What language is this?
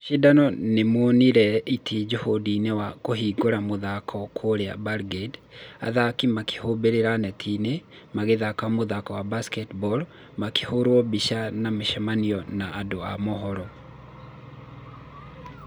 Kikuyu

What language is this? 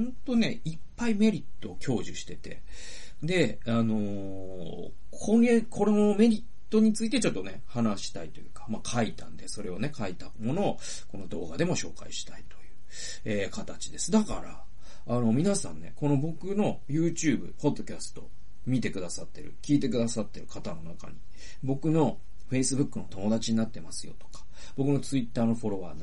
Japanese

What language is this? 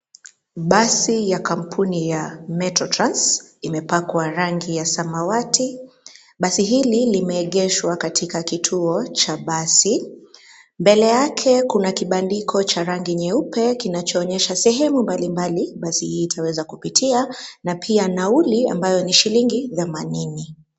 Swahili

